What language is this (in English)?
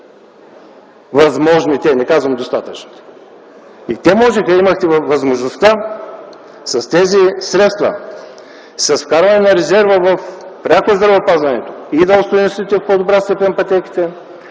Bulgarian